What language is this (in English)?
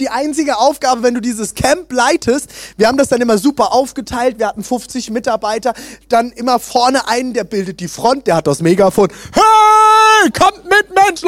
German